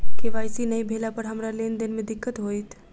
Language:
Maithili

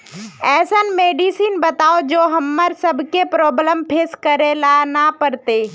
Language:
Magahi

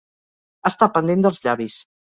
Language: Catalan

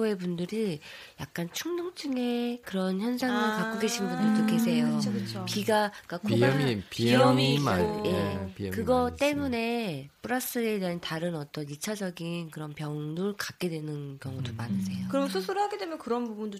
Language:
Korean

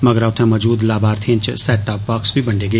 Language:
Dogri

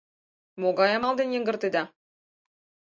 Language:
Mari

